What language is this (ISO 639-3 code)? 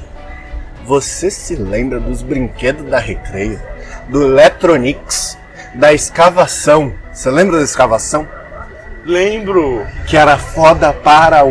por